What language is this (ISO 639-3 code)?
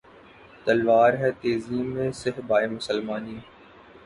urd